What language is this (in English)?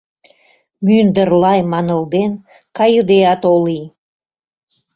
Mari